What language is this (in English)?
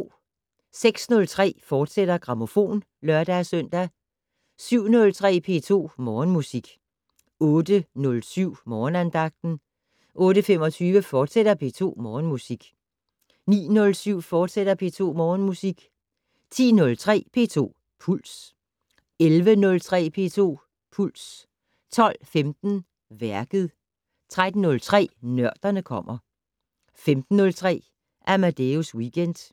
Danish